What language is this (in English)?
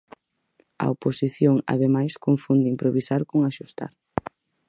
Galician